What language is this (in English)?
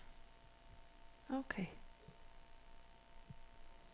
Danish